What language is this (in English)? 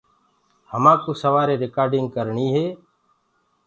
Gurgula